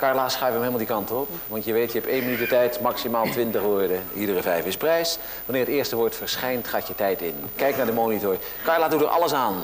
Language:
Dutch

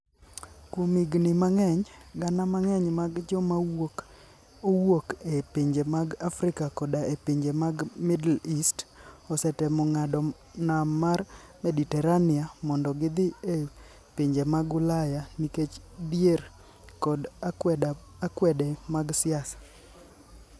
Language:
Luo (Kenya and Tanzania)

